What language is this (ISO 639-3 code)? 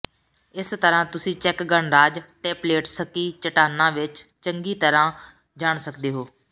pan